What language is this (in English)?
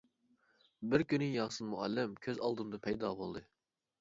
Uyghur